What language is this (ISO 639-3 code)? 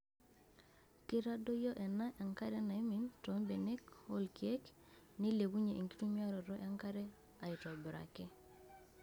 mas